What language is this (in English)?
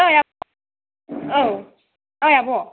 Bodo